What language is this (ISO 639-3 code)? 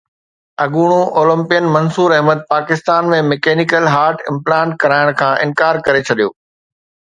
snd